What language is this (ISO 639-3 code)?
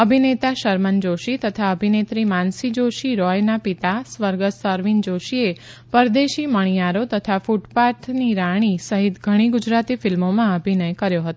guj